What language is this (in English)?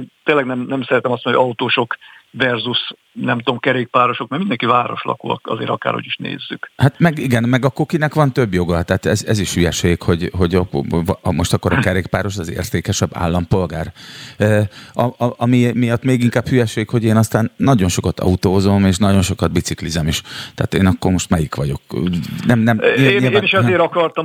Hungarian